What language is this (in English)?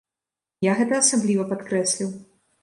Belarusian